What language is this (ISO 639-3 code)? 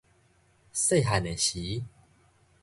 nan